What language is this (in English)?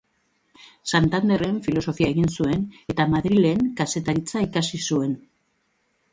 Basque